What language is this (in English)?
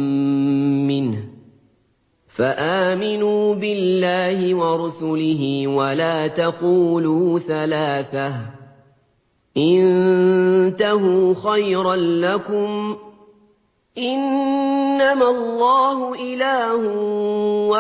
Arabic